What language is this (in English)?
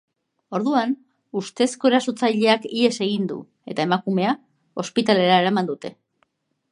Basque